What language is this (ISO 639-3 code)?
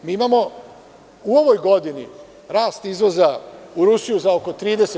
srp